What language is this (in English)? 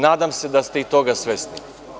Serbian